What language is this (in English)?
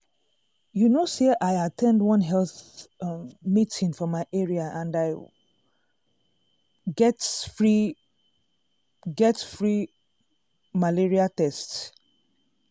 Nigerian Pidgin